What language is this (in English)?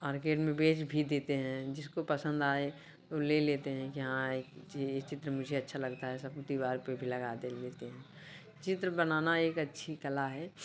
Hindi